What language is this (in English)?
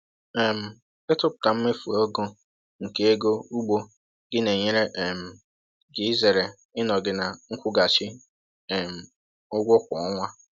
Igbo